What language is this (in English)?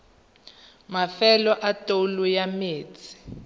Tswana